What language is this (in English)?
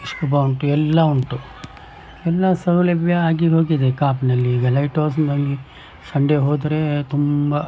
Kannada